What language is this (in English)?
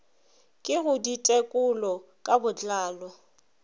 Northern Sotho